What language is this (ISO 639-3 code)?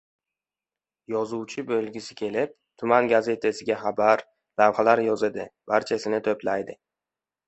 uzb